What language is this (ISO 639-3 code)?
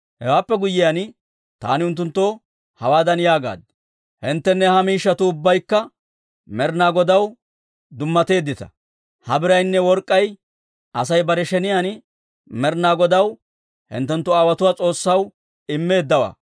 dwr